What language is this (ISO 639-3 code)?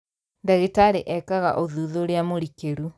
kik